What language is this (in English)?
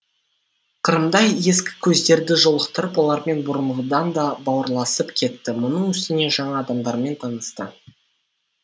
Kazakh